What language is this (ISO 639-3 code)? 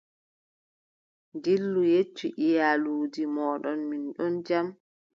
fub